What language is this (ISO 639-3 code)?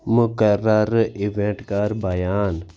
kas